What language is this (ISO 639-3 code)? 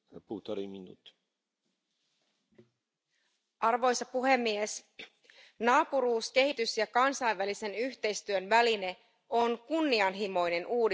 fin